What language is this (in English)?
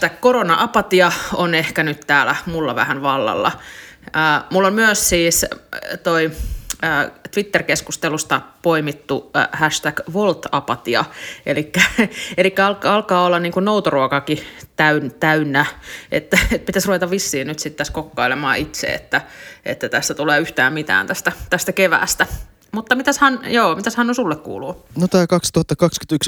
Finnish